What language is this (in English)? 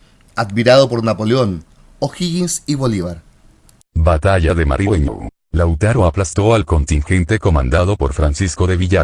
Spanish